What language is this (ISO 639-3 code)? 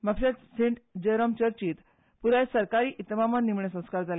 kok